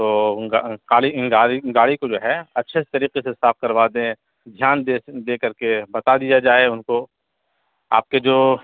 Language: Urdu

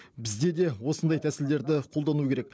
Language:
Kazakh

